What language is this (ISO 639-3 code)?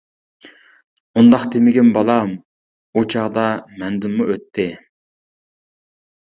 uig